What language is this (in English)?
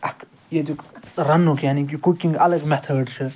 Kashmiri